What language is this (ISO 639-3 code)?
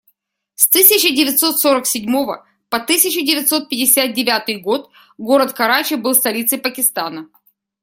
rus